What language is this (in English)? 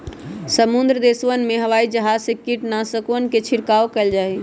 Magahi